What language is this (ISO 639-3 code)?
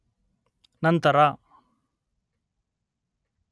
kan